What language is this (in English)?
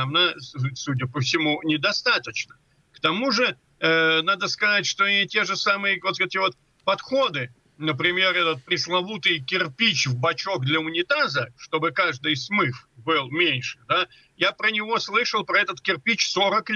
Russian